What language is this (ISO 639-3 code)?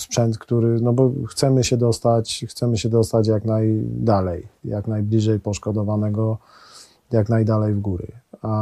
pol